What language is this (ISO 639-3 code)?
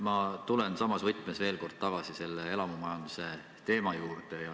est